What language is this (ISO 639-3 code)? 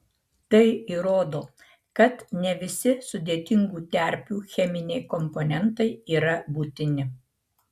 lit